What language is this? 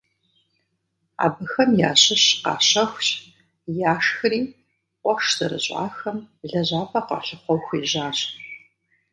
Kabardian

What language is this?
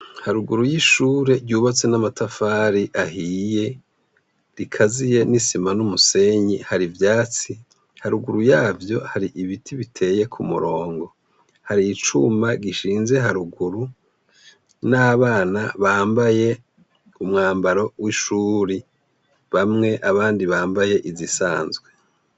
Rundi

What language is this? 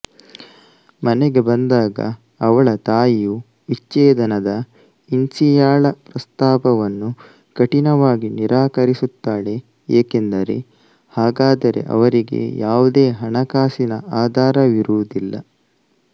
Kannada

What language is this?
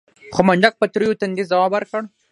Pashto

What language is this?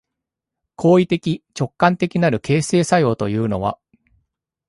Japanese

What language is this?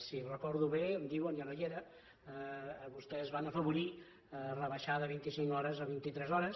Catalan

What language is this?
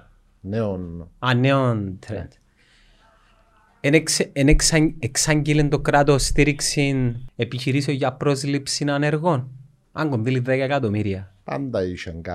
Greek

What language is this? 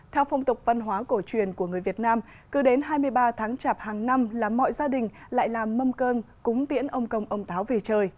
Vietnamese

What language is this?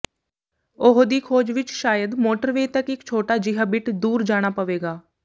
Punjabi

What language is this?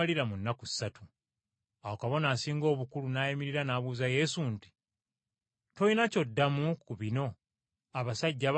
Ganda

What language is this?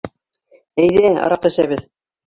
Bashkir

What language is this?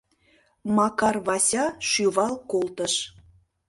Mari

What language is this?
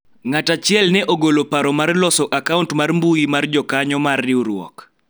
Luo (Kenya and Tanzania)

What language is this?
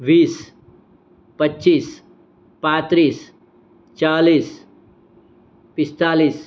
Gujarati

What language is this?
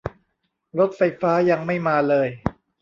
Thai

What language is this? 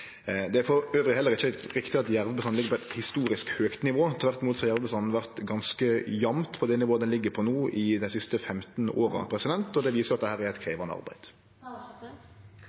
Norwegian Nynorsk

